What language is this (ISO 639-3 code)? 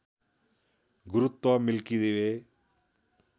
nep